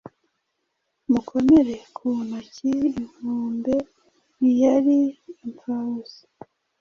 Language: Kinyarwanda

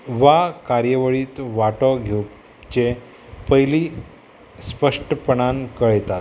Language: Konkani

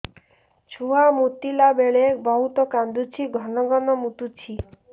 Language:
Odia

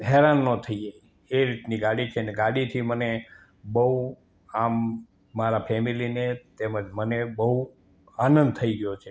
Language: Gujarati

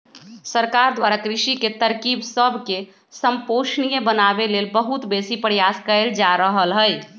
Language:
Magahi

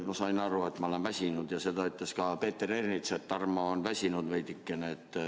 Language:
Estonian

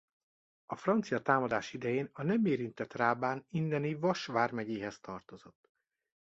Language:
Hungarian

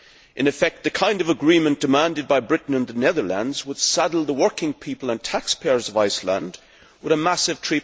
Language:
English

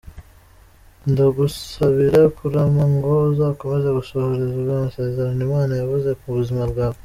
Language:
Kinyarwanda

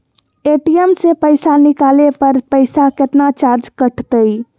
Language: Magahi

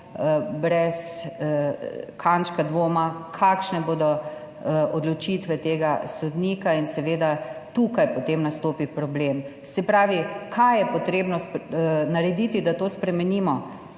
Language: Slovenian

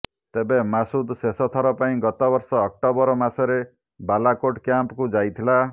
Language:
Odia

